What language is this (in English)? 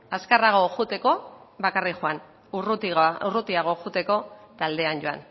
Basque